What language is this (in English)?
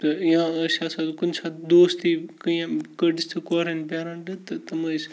Kashmiri